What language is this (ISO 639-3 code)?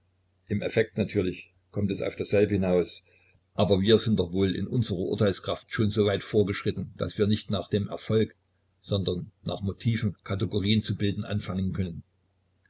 deu